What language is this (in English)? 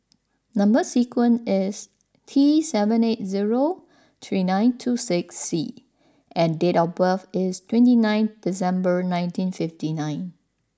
English